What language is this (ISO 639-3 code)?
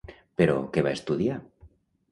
cat